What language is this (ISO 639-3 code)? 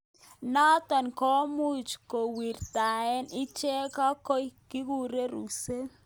kln